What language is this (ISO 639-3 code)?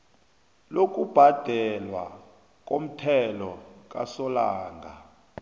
nbl